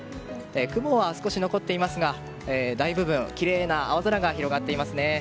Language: Japanese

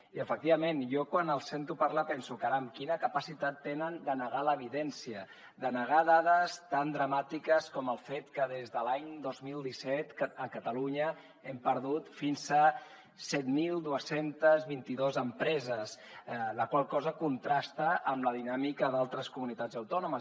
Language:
Catalan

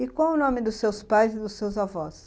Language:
Portuguese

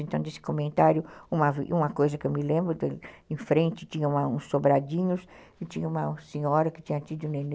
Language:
Portuguese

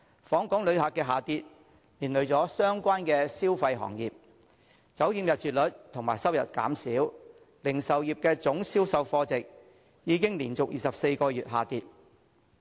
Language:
Cantonese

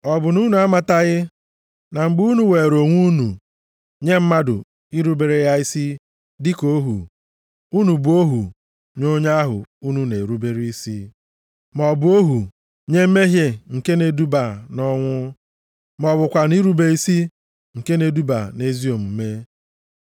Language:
Igbo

